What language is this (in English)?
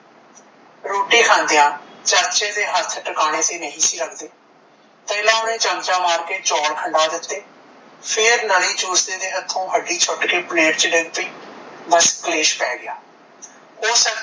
Punjabi